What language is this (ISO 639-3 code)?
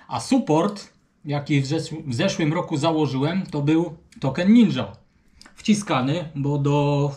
pol